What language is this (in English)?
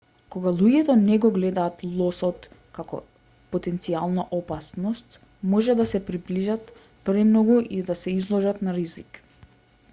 Macedonian